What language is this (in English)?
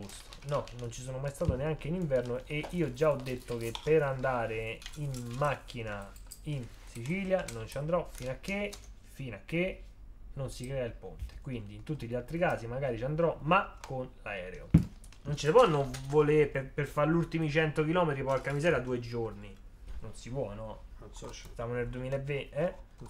Italian